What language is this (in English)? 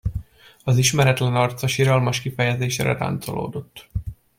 Hungarian